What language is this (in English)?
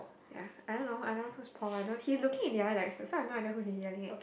English